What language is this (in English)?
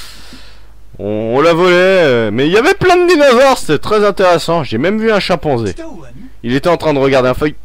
French